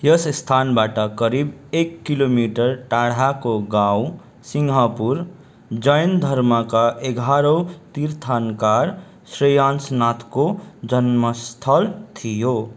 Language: Nepali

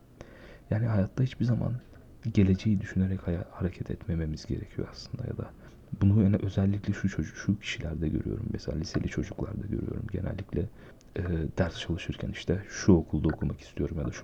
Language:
Turkish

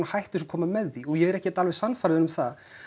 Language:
Icelandic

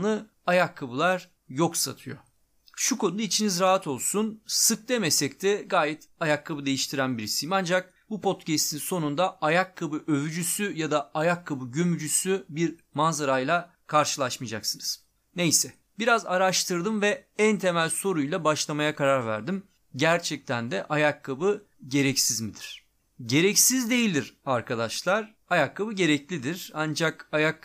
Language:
Turkish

